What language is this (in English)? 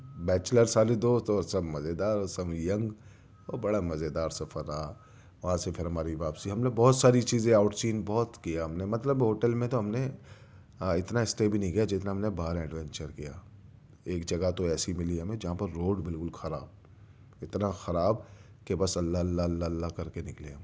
Urdu